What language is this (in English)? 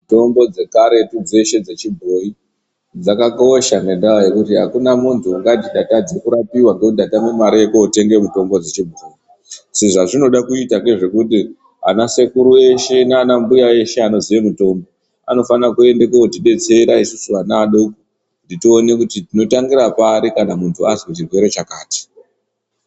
Ndau